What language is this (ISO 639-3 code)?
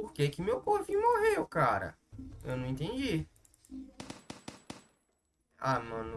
por